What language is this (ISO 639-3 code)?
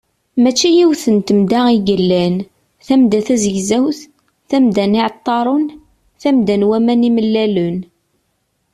kab